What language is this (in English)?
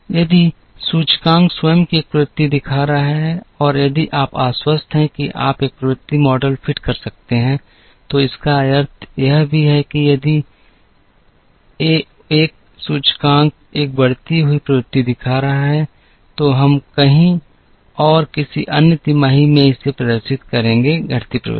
Hindi